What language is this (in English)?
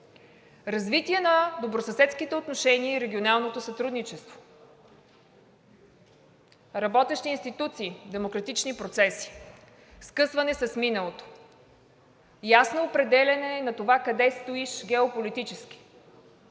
Bulgarian